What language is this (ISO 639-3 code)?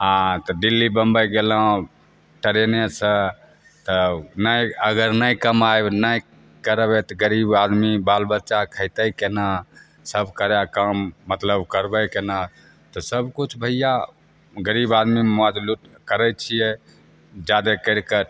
mai